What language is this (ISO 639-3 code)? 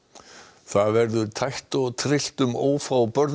isl